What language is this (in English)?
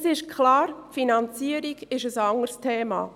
Swiss German